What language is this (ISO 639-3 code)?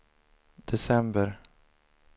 swe